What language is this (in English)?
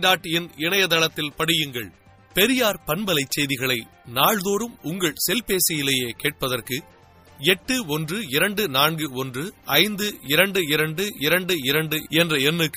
Tamil